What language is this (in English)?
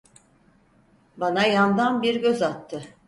Turkish